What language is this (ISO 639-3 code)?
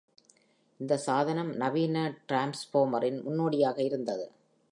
tam